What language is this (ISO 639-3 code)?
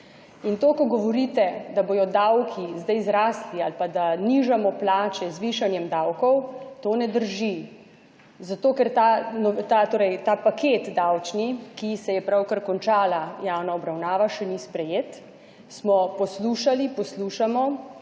slv